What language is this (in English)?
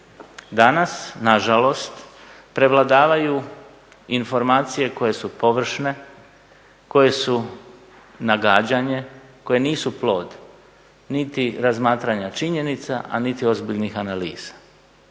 Croatian